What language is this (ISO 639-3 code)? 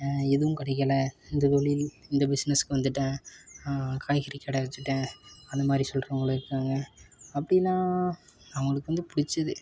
tam